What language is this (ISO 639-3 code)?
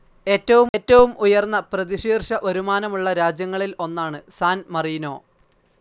mal